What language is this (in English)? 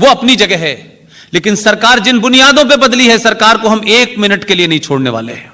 Hindi